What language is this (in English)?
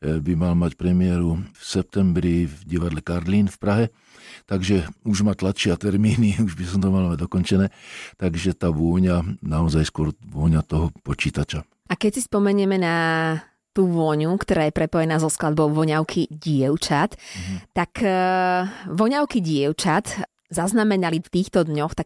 Slovak